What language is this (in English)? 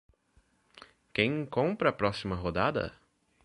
Portuguese